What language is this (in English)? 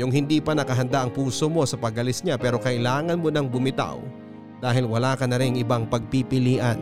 Filipino